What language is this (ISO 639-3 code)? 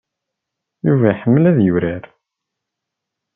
kab